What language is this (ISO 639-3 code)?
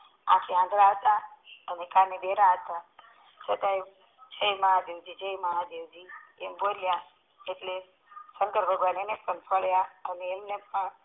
guj